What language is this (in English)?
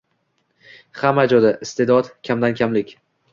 Uzbek